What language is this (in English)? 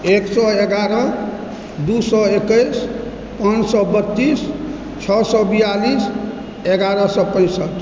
Maithili